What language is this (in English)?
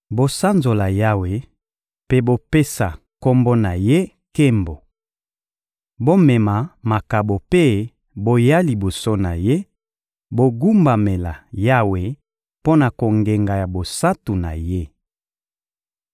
Lingala